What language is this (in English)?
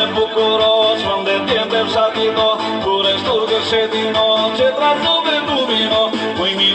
Russian